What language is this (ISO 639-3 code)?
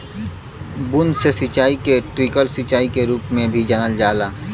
bho